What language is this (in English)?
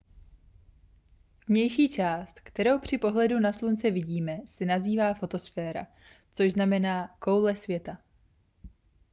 Czech